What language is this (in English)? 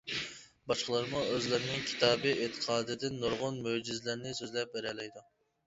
Uyghur